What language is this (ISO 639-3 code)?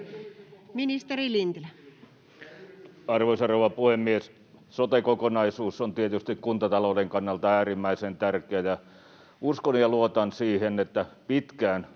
fin